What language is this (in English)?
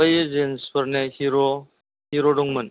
Bodo